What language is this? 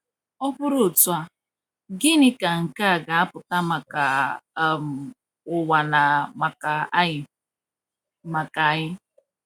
Igbo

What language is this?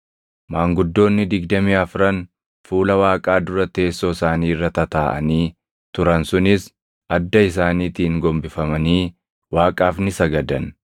Oromo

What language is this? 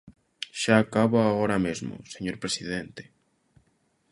Galician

